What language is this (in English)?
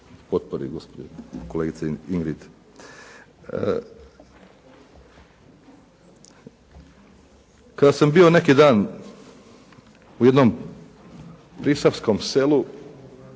Croatian